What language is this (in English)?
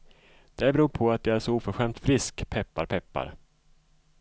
Swedish